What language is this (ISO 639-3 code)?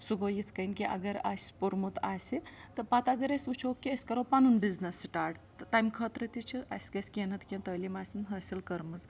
kas